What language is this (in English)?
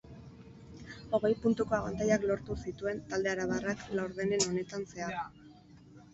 Basque